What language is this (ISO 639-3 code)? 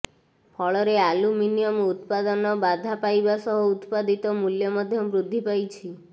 ori